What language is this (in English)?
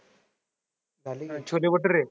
Marathi